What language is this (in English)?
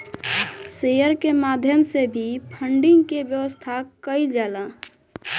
Bhojpuri